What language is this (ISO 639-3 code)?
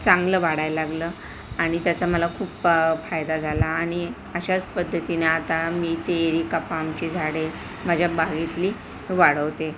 mar